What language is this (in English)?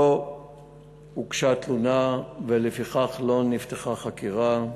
Hebrew